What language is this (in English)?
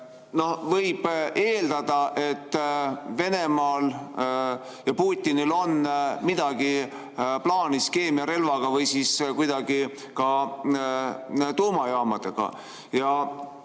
Estonian